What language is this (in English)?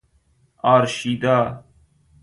Persian